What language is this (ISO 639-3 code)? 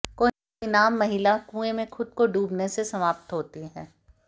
hin